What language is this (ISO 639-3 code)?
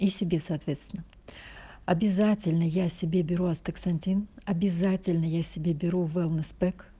rus